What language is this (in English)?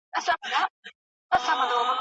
Pashto